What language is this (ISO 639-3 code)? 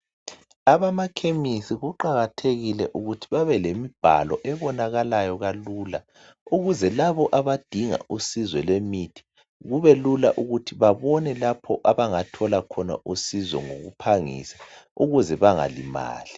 nde